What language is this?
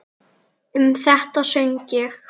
Icelandic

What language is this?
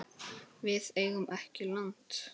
Icelandic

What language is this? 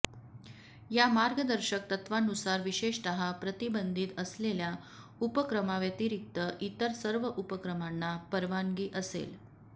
Marathi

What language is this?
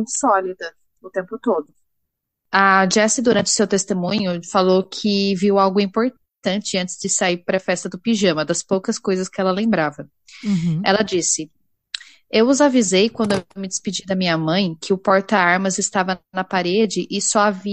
Portuguese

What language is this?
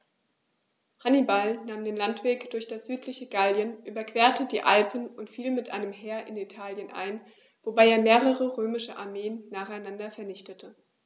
German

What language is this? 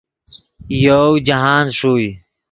Yidgha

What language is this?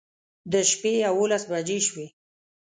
Pashto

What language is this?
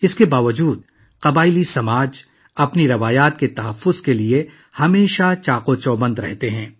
Urdu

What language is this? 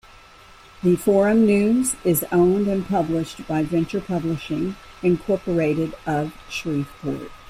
English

